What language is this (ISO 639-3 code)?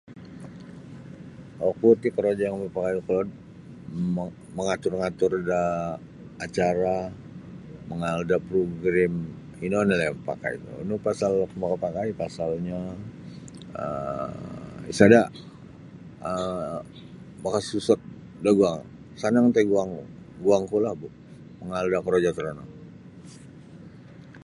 bsy